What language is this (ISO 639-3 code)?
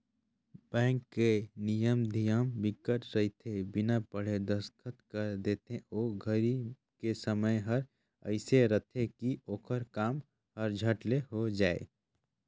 hne